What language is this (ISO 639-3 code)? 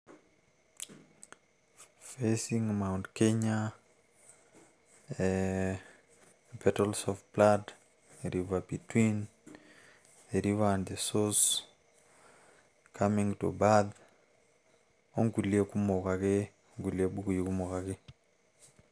mas